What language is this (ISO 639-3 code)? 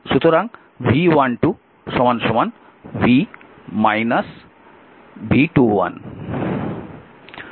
ben